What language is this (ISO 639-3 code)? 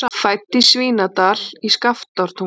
isl